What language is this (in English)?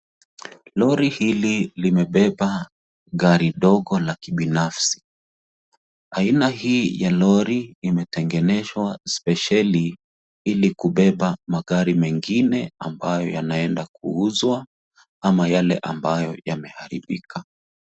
Swahili